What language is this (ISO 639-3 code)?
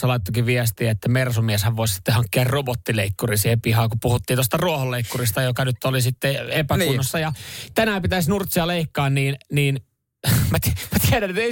fin